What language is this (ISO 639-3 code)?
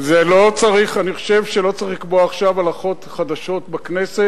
heb